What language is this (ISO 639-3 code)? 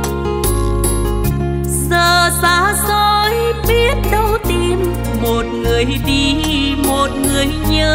vie